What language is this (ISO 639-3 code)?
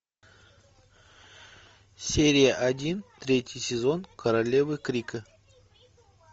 rus